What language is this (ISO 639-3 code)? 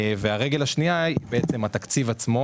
heb